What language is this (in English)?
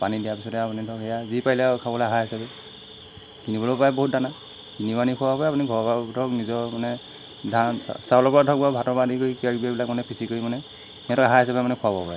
Assamese